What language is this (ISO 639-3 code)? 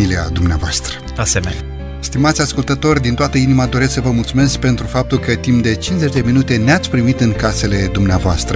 ron